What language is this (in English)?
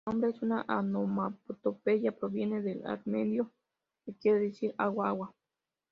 Spanish